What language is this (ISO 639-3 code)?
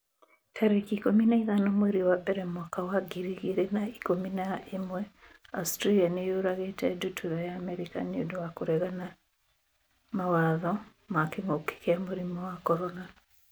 kik